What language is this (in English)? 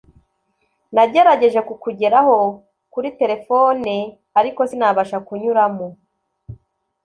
Kinyarwanda